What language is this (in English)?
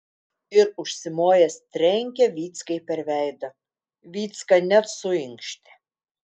Lithuanian